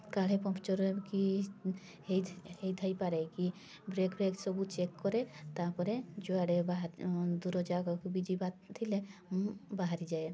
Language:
Odia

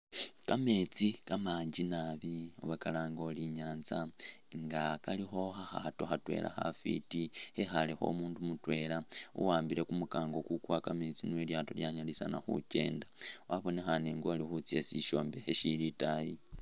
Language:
Masaaba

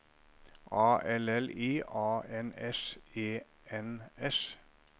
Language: Norwegian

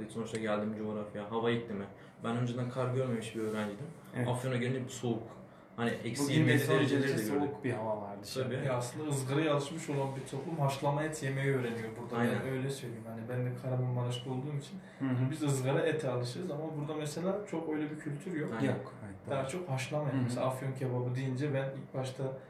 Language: Turkish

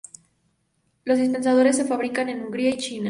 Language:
Spanish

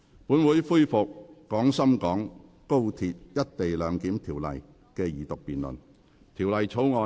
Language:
Cantonese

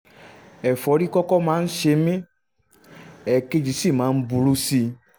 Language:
Yoruba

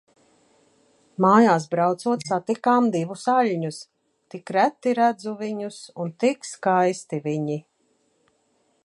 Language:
Latvian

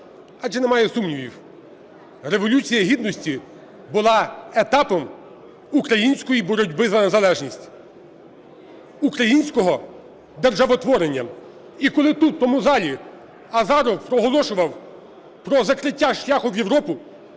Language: Ukrainian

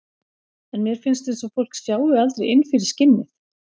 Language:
Icelandic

